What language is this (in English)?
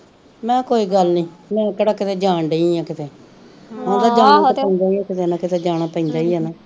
Punjabi